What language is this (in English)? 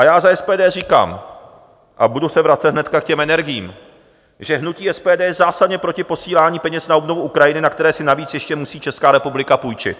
Czech